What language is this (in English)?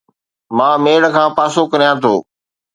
Sindhi